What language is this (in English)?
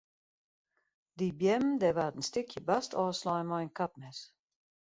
Western Frisian